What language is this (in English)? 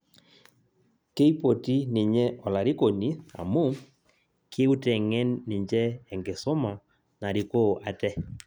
Masai